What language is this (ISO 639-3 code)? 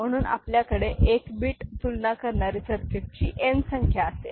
mar